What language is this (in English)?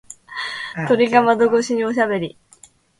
Japanese